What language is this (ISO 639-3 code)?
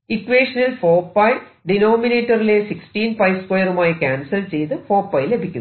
mal